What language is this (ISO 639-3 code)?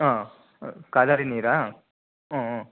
kan